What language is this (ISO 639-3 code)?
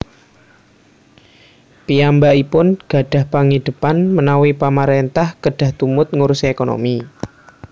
jav